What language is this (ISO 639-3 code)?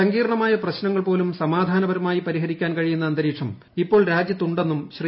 mal